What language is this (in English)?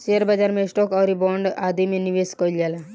Bhojpuri